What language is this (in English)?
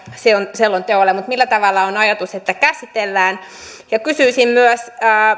Finnish